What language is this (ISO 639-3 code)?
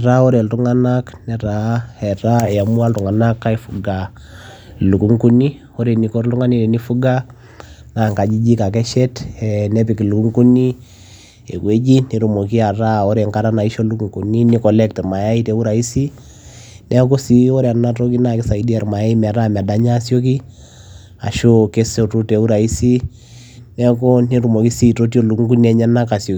mas